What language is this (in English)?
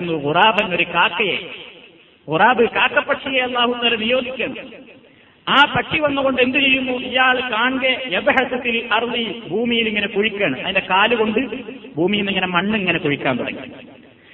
Malayalam